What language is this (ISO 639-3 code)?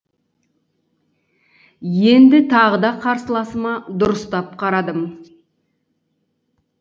kaz